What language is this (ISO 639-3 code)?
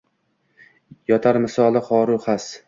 uzb